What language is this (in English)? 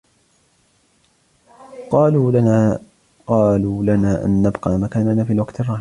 Arabic